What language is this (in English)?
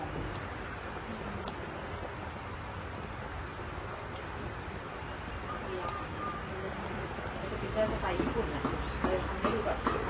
Thai